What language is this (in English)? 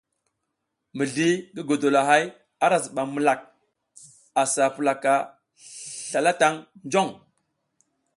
South Giziga